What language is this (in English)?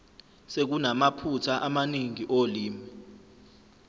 Zulu